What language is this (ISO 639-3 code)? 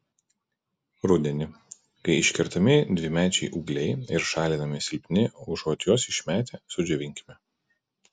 lit